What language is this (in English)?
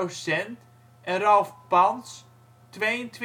Dutch